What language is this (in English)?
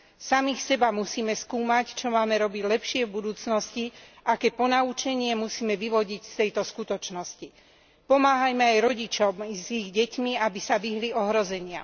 Slovak